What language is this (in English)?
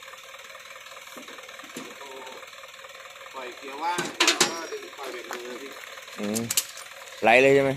Thai